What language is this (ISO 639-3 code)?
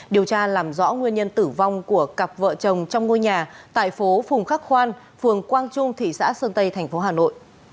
vie